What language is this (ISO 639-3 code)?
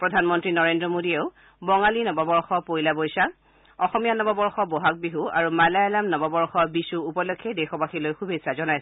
asm